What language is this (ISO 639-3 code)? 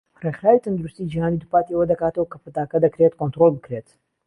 ckb